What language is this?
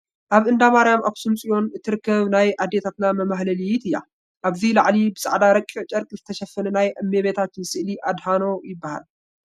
Tigrinya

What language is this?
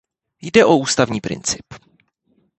Czech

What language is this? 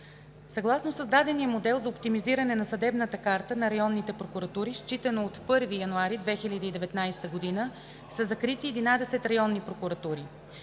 Bulgarian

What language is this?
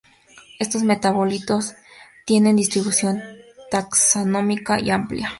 Spanish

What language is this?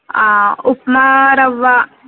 Telugu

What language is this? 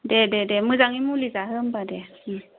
Bodo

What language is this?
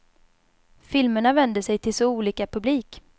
Swedish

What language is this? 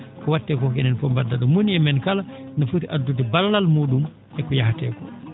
Fula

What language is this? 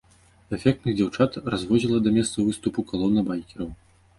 Belarusian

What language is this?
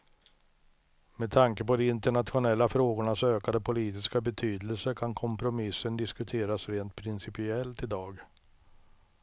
Swedish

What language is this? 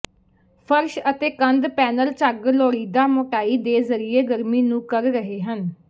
Punjabi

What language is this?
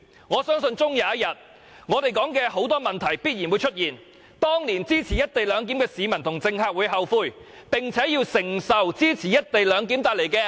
Cantonese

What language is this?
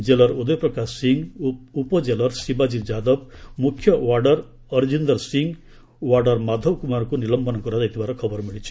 Odia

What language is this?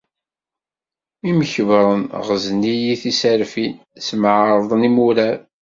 Kabyle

